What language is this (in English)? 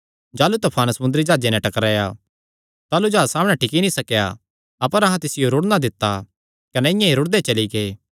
Kangri